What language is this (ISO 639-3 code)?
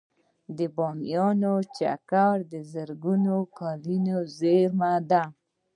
pus